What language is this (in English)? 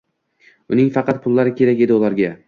Uzbek